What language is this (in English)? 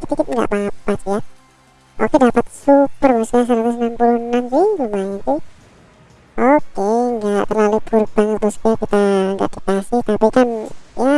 Indonesian